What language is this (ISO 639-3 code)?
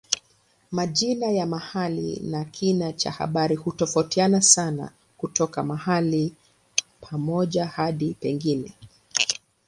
swa